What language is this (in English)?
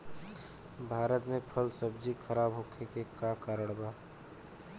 Bhojpuri